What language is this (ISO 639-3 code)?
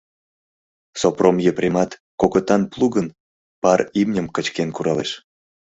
chm